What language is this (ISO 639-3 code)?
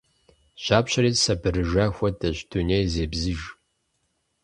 kbd